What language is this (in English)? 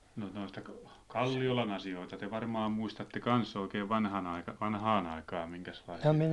Finnish